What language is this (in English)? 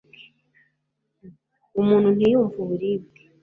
Kinyarwanda